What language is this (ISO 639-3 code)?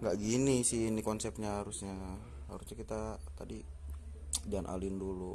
ind